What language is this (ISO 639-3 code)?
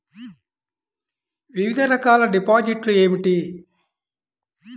tel